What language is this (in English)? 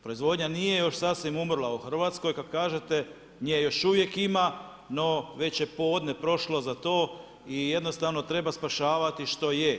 Croatian